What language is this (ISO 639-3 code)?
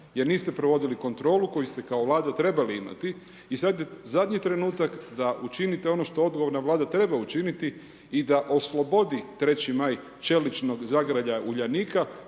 hrv